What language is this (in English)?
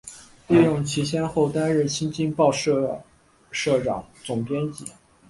Chinese